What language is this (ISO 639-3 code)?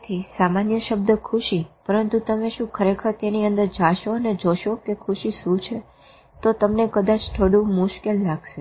guj